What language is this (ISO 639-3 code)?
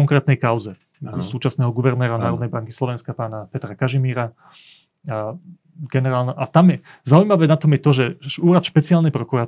slk